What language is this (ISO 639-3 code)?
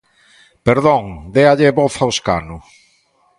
glg